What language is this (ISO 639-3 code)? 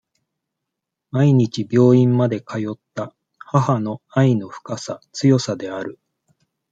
jpn